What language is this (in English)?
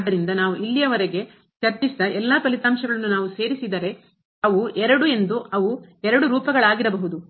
Kannada